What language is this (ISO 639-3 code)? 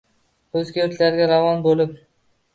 uzb